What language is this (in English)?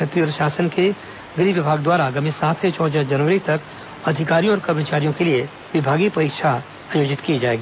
Hindi